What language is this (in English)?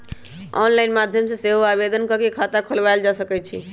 Magahi